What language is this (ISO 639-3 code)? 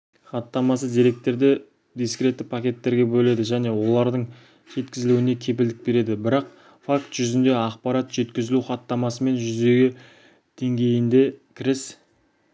kaz